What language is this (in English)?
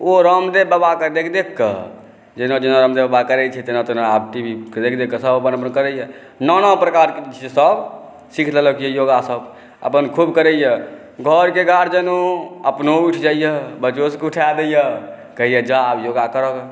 Maithili